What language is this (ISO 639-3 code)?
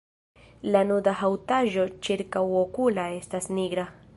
epo